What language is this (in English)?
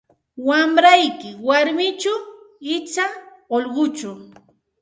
Santa Ana de Tusi Pasco Quechua